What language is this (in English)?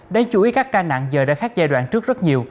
Vietnamese